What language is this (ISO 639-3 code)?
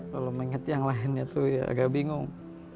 ind